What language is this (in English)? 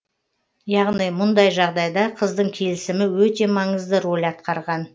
Kazakh